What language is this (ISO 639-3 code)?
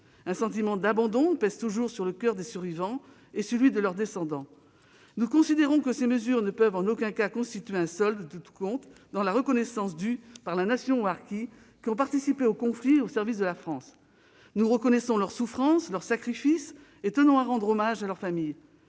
fra